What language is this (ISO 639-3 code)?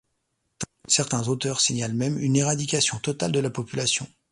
fra